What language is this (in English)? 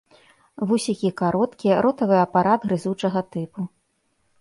Belarusian